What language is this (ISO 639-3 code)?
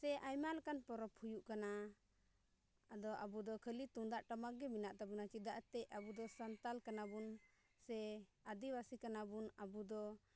sat